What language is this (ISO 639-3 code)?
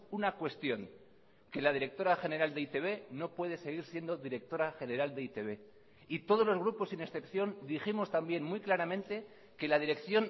spa